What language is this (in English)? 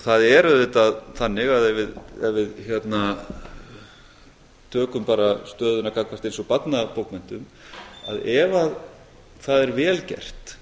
Icelandic